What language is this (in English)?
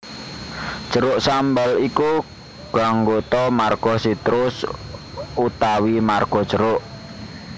Javanese